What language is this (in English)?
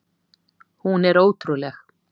Icelandic